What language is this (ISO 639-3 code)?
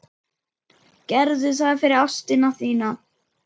isl